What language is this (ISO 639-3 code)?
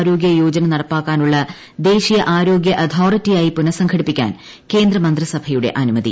mal